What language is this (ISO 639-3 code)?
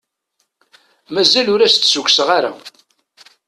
kab